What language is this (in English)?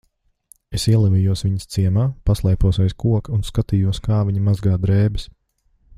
Latvian